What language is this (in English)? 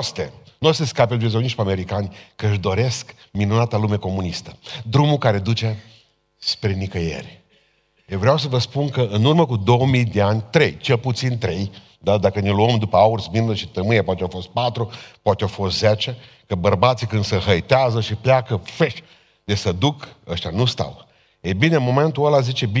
Romanian